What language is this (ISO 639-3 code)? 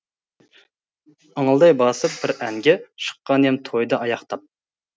kaz